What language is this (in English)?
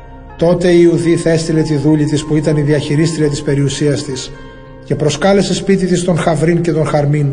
Greek